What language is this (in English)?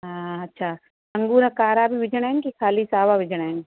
Sindhi